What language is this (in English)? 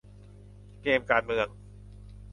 Thai